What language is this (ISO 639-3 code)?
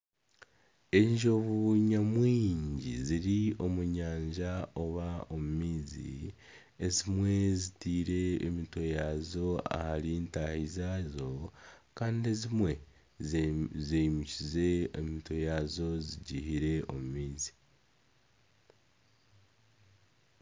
nyn